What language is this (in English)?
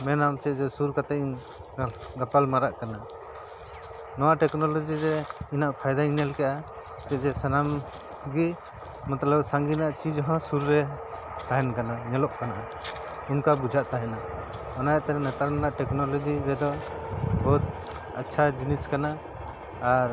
Santali